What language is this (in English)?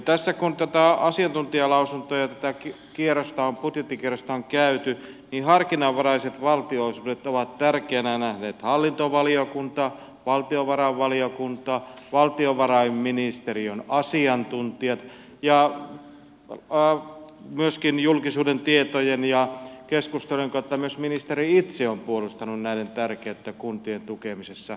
Finnish